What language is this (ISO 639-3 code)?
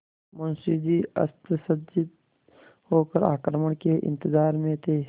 hin